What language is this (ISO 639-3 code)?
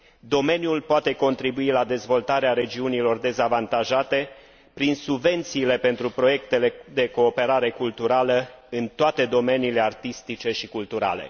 ron